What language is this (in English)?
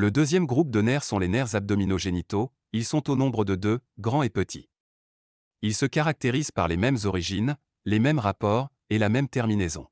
French